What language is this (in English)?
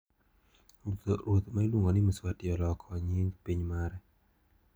Luo (Kenya and Tanzania)